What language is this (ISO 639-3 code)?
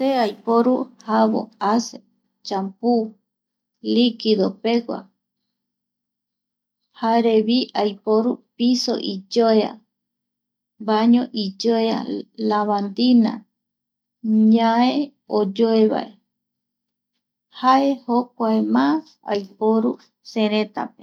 gui